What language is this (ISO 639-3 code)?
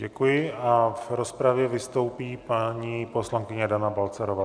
ces